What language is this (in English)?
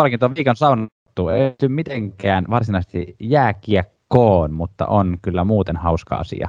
Finnish